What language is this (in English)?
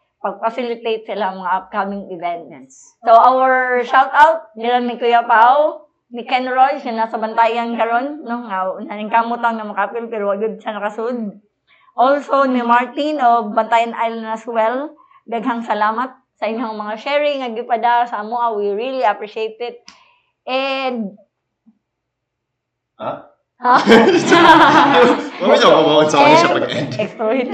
Filipino